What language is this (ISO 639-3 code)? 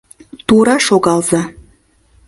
chm